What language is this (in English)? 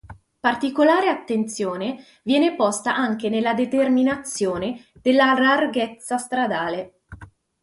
Italian